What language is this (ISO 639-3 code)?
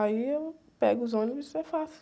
por